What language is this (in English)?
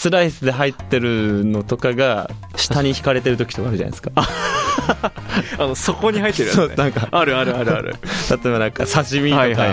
Japanese